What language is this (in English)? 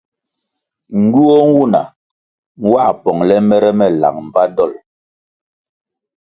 Kwasio